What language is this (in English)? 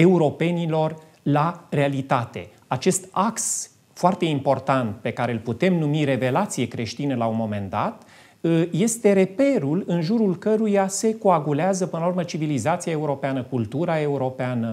Romanian